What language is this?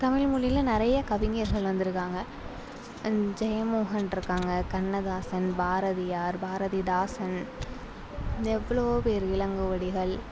Tamil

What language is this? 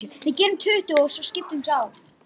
Icelandic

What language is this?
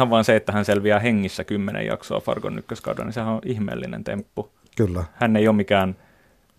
Finnish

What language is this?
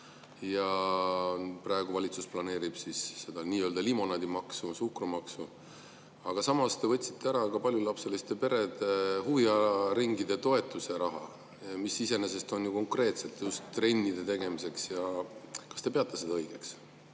Estonian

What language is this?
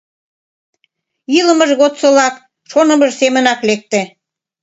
Mari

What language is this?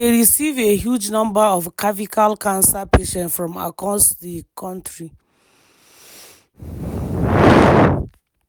Nigerian Pidgin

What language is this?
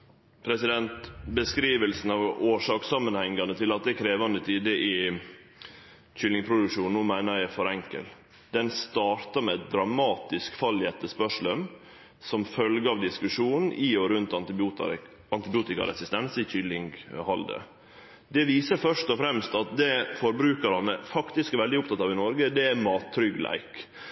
Norwegian Nynorsk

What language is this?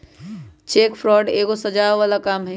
Magahi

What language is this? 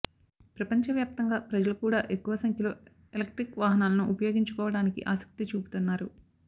Telugu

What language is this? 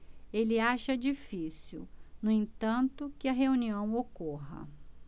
Portuguese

